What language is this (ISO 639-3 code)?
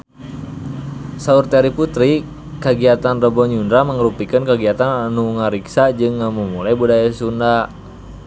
sun